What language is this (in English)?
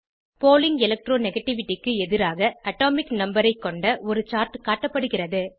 Tamil